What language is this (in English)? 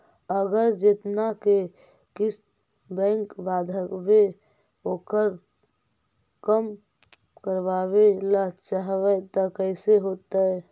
Magahi